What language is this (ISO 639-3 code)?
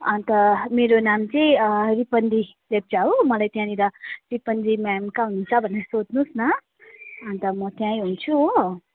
nep